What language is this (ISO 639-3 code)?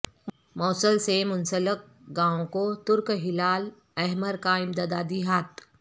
urd